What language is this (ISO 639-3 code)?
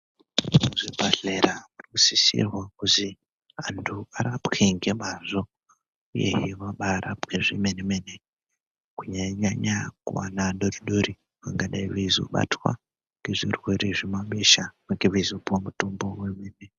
ndc